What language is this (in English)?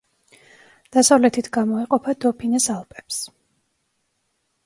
Georgian